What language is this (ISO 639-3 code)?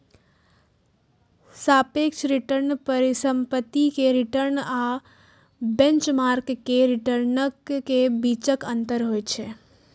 mai